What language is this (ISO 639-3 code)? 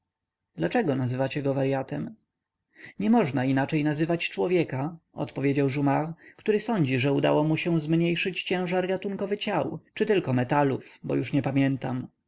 pol